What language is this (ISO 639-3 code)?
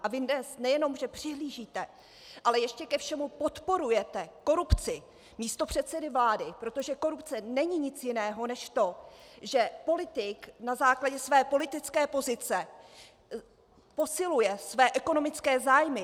ces